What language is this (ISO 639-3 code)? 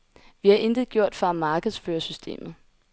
dan